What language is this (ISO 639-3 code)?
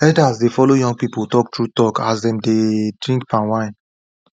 pcm